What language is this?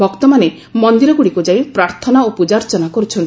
Odia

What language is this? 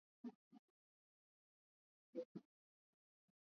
Swahili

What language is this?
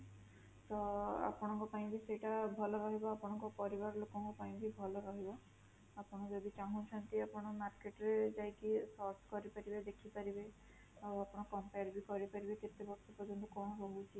Odia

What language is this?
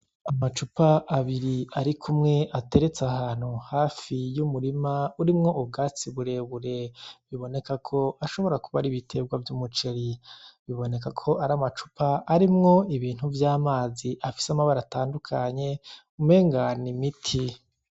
Rundi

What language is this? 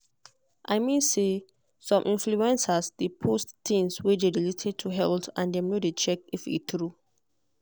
Nigerian Pidgin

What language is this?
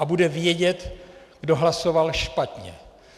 Czech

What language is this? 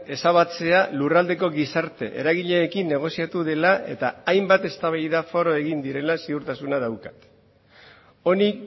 Basque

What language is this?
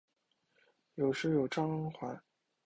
Chinese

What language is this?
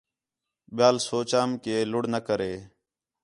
Khetrani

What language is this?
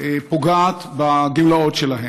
Hebrew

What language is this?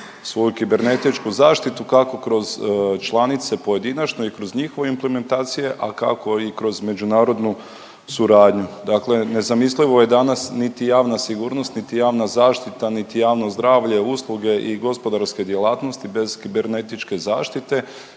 Croatian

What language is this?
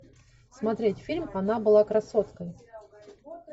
Russian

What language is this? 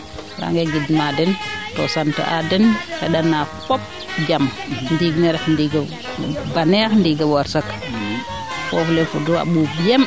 Serer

